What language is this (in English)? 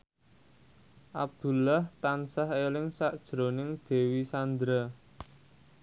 Javanese